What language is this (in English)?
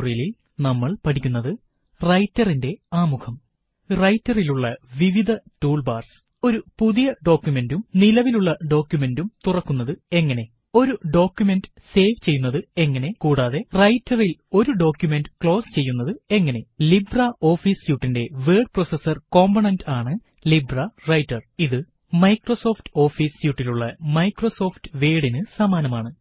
Malayalam